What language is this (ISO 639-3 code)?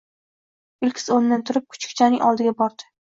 uzb